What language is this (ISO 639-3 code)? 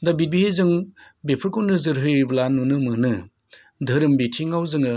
brx